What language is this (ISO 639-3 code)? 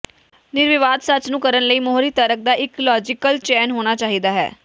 pan